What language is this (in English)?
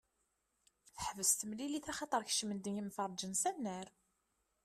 Kabyle